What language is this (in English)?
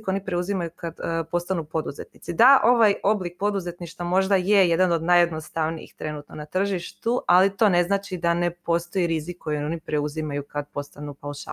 Croatian